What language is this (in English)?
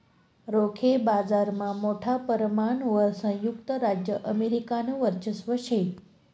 Marathi